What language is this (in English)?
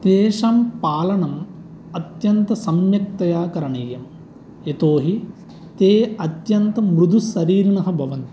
Sanskrit